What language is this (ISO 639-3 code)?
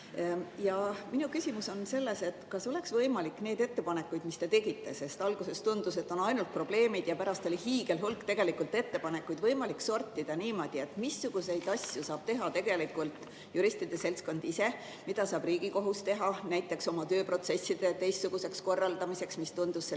est